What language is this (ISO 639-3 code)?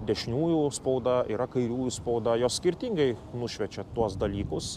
lit